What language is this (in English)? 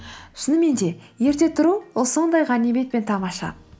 Kazakh